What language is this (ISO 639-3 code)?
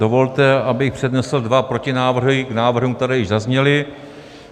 ces